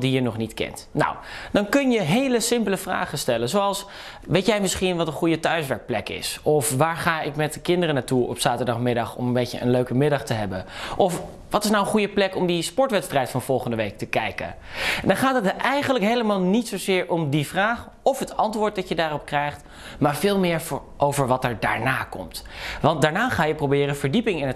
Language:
Dutch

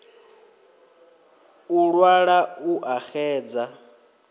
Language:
Venda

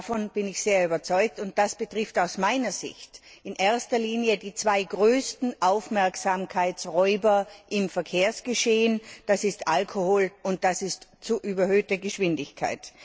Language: German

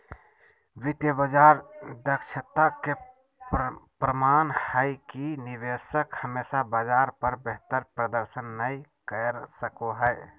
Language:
Magahi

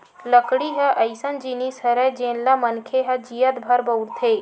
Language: Chhattisgarhi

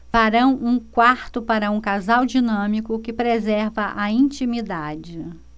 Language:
Portuguese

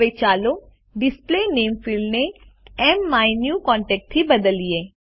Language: Gujarati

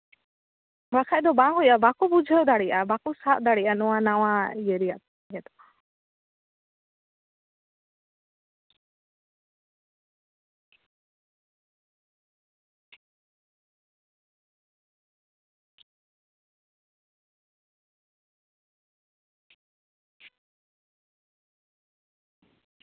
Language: Santali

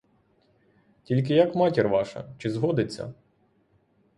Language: Ukrainian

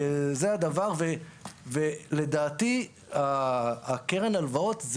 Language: Hebrew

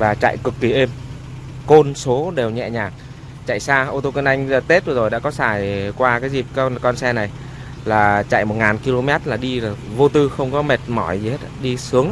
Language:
Vietnamese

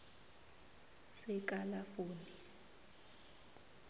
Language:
South Ndebele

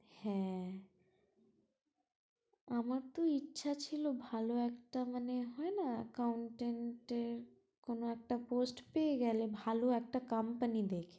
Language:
Bangla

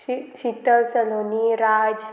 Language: Konkani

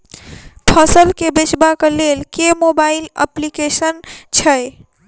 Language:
Maithili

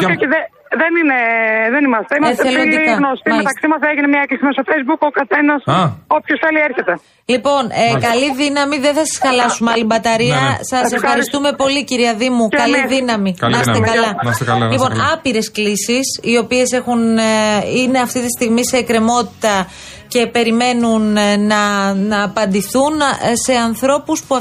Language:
Greek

